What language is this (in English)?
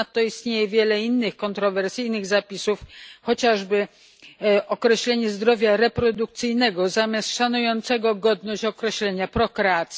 Polish